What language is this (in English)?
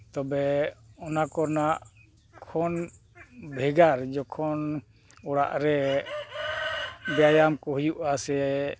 Santali